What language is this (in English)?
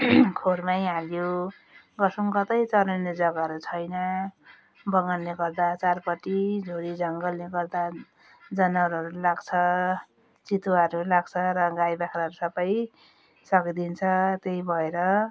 Nepali